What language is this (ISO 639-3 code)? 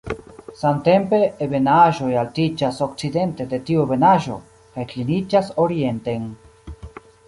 epo